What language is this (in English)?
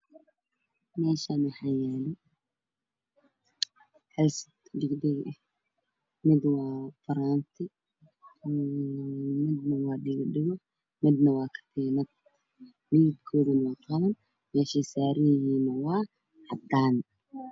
Somali